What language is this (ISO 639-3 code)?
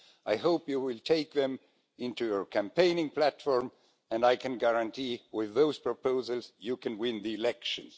eng